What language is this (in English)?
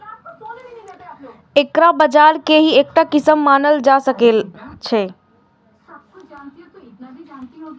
Maithili